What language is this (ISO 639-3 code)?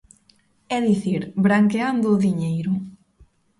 glg